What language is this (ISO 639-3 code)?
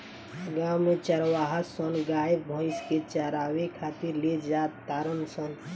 bho